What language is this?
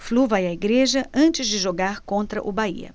Portuguese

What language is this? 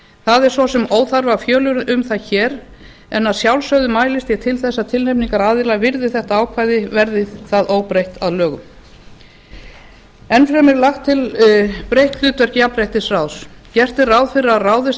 Icelandic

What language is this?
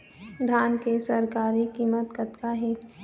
Chhattisgarhi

